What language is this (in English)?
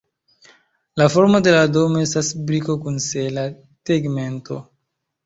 Esperanto